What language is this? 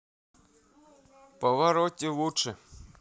Russian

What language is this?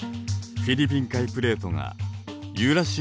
Japanese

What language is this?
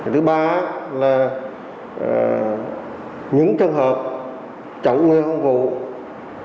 Vietnamese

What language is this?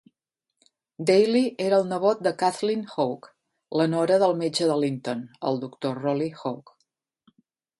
Catalan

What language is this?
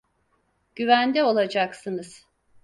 Turkish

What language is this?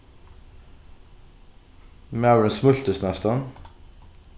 Faroese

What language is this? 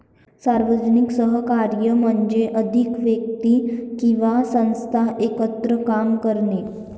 Marathi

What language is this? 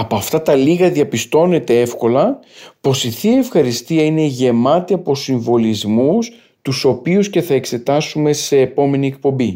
Greek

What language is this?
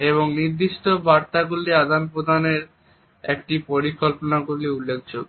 Bangla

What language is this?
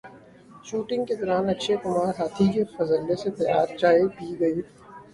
Urdu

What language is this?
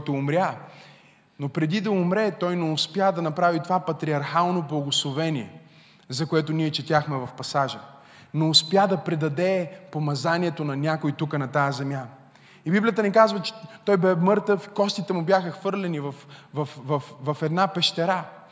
Bulgarian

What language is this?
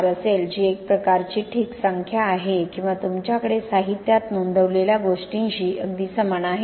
Marathi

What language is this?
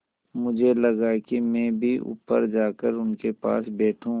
Hindi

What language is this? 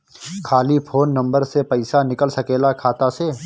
Bhojpuri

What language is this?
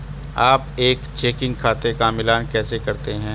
Hindi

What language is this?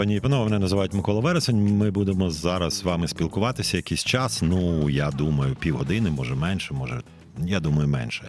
Ukrainian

